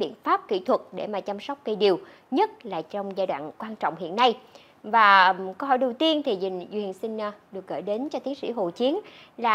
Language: Vietnamese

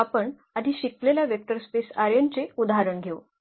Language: Marathi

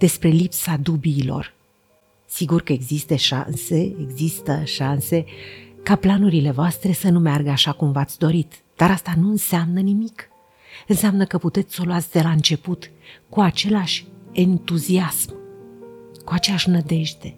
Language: Romanian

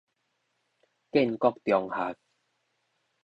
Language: Min Nan Chinese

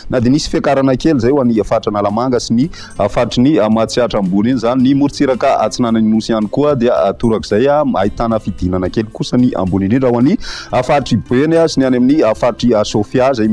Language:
Malagasy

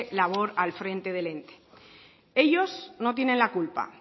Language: Spanish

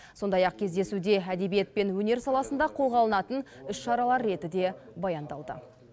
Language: Kazakh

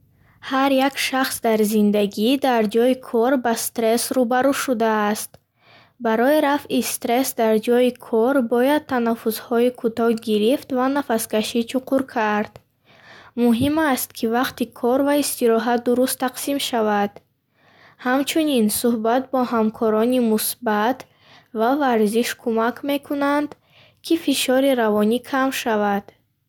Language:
Bukharic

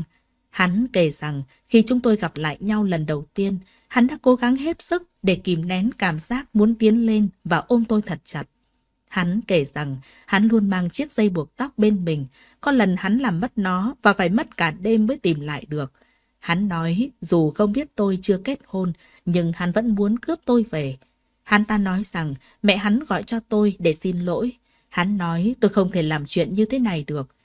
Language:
Vietnamese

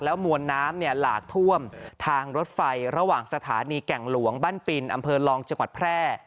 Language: Thai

